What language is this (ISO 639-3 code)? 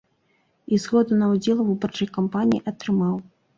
bel